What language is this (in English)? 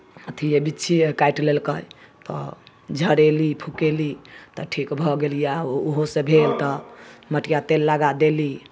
Maithili